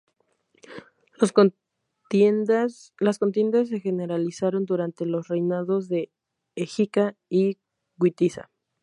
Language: Spanish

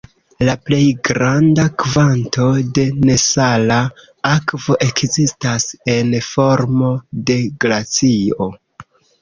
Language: Esperanto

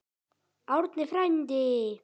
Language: Icelandic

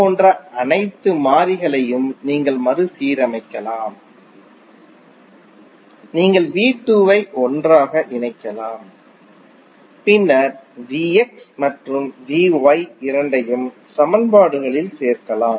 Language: Tamil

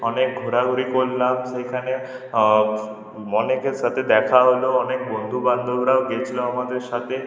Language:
Bangla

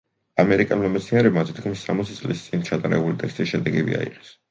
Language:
Georgian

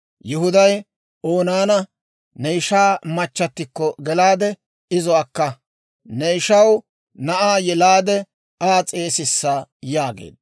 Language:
Dawro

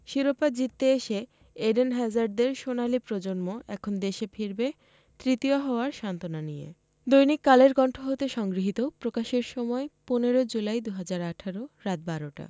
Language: Bangla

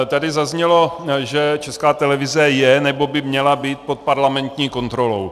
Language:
Czech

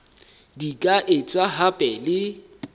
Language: Southern Sotho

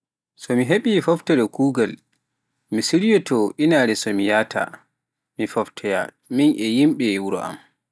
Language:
Pular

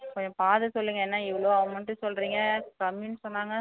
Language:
Tamil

